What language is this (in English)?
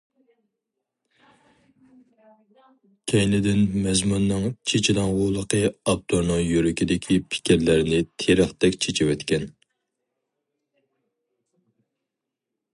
Uyghur